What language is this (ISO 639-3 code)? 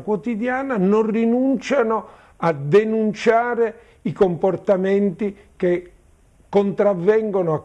ita